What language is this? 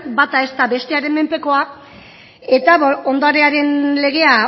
Basque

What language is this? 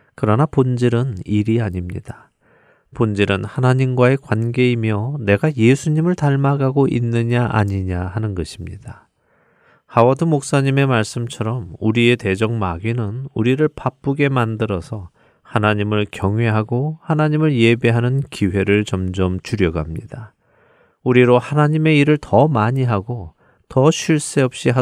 Korean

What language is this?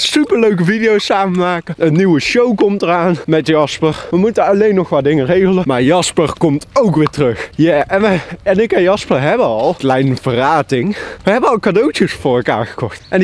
Dutch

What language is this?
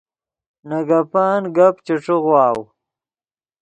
Yidgha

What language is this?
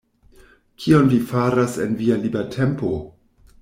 Esperanto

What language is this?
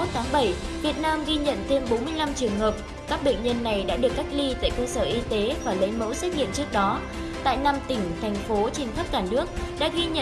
Vietnamese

